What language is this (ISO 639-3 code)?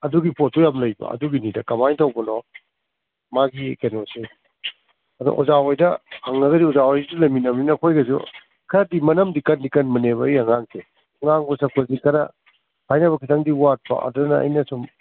mni